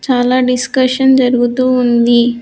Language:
Telugu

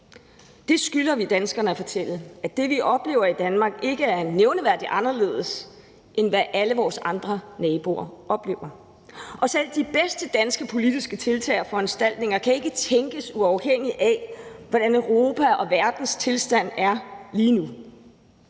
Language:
Danish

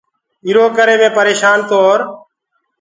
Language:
Gurgula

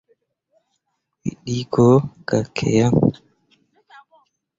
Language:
Mundang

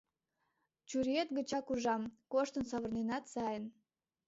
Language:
Mari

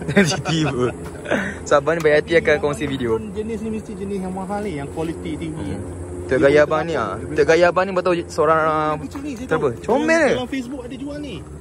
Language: Malay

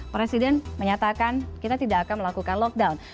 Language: Indonesian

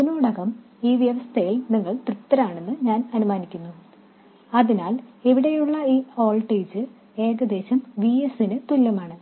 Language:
Malayalam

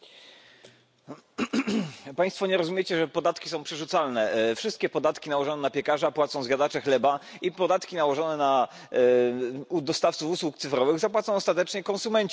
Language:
Polish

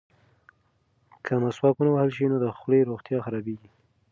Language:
Pashto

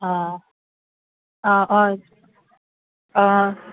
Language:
Assamese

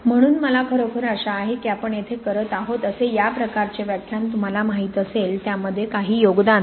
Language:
Marathi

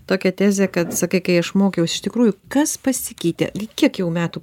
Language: Lithuanian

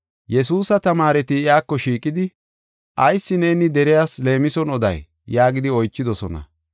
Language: Gofa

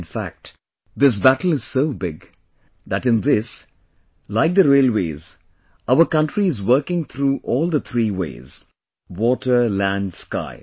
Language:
English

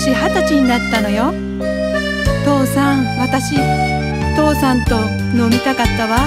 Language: Japanese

